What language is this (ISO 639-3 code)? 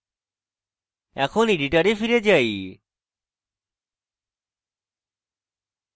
ben